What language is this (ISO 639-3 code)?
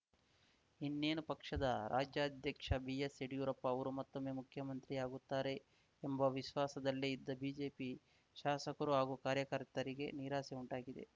kan